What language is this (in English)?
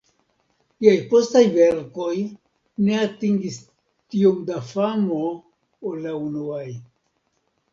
Esperanto